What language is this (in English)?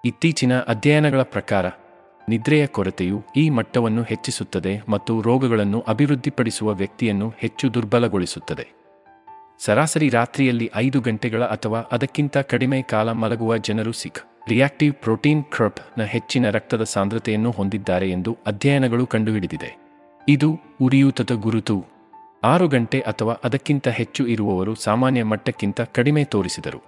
Kannada